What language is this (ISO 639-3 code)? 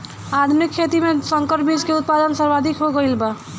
bho